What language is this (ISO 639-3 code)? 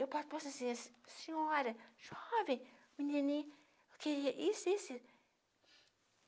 por